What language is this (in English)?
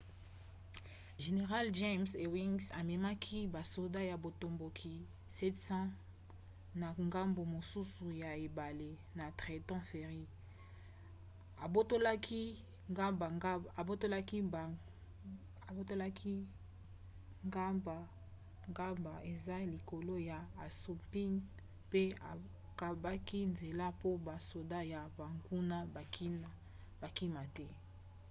Lingala